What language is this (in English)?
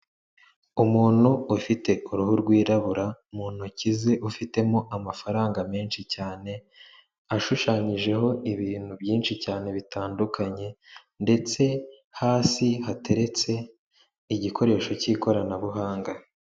Kinyarwanda